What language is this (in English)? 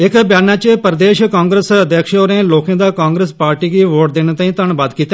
Dogri